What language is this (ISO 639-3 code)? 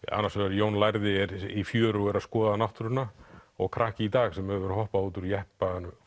isl